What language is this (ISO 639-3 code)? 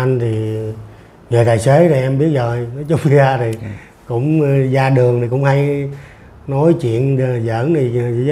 vie